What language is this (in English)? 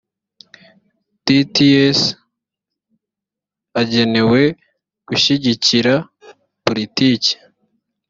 Kinyarwanda